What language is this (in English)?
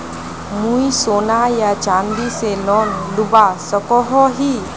Magahi